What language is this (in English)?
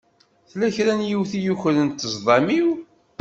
Kabyle